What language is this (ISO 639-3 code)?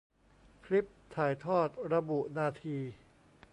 tha